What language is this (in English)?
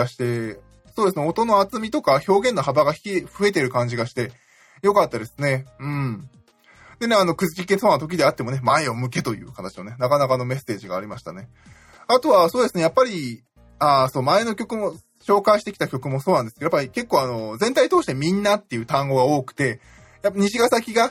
Japanese